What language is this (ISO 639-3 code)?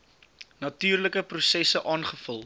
afr